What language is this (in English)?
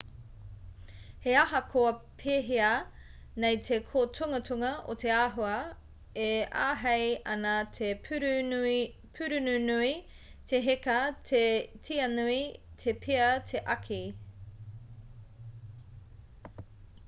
Māori